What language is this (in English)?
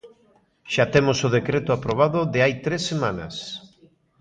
Galician